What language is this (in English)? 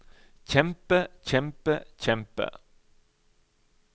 Norwegian